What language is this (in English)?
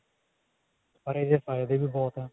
Punjabi